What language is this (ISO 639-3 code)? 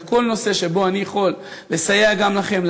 heb